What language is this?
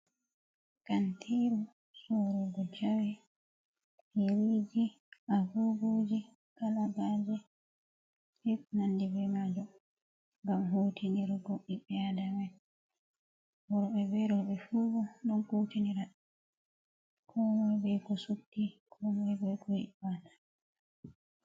Fula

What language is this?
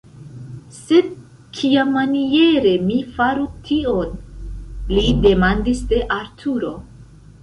Esperanto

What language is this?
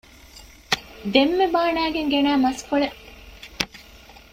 Divehi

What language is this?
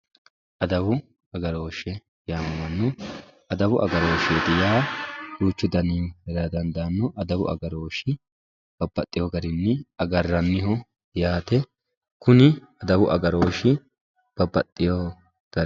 Sidamo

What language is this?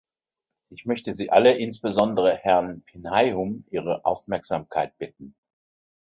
German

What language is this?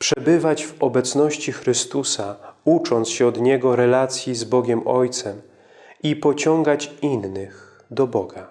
Polish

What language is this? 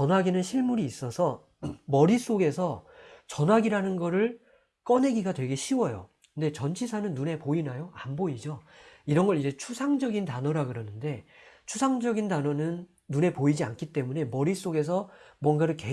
Korean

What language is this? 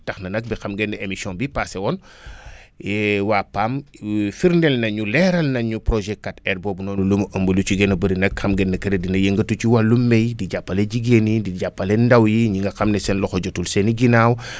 Wolof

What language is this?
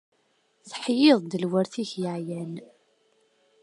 Kabyle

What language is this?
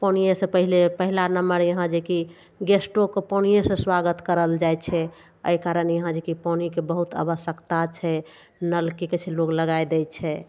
Maithili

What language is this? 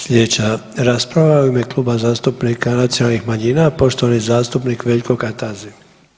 Croatian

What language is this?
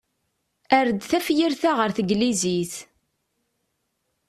Kabyle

